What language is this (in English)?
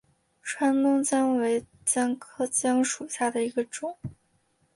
Chinese